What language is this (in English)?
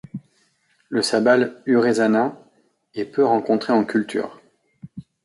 French